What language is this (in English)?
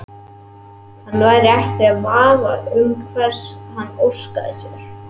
Icelandic